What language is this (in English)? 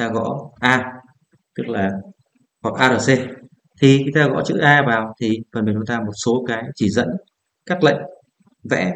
Vietnamese